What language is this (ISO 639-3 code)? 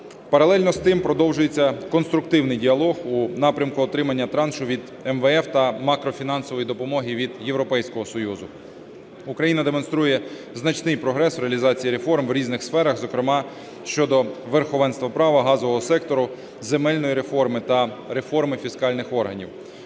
ukr